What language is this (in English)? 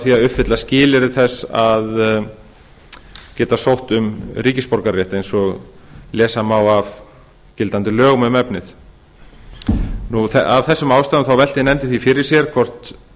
Icelandic